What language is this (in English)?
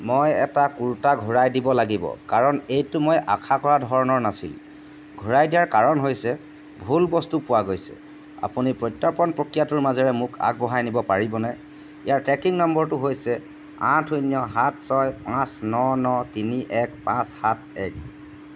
Assamese